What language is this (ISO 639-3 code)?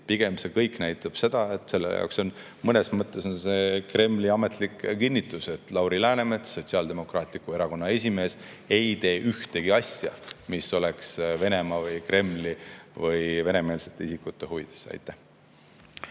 est